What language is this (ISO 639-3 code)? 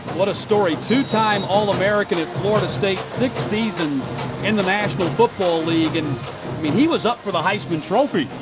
eng